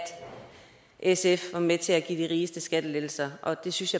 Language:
Danish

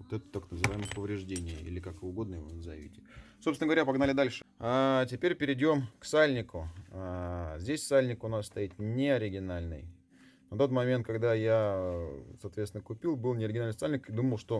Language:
Russian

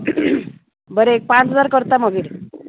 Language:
Konkani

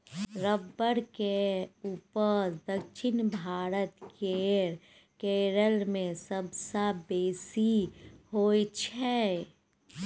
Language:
Maithili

